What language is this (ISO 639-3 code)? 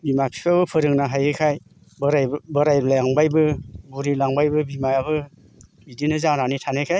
brx